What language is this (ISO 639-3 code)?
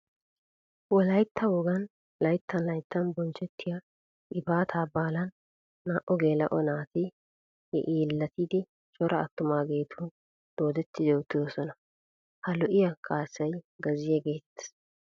wal